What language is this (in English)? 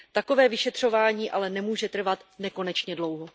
Czech